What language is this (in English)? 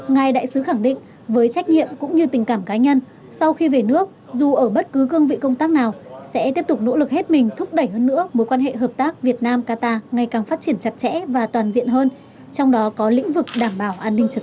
Vietnamese